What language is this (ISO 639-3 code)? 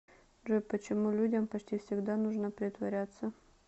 rus